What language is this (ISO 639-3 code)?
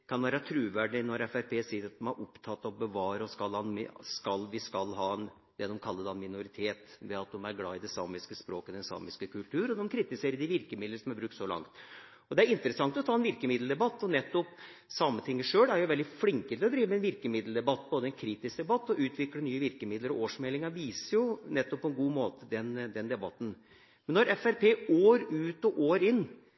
nob